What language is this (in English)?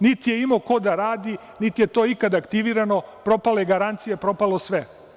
Serbian